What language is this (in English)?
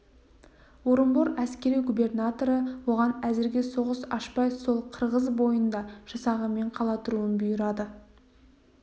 Kazakh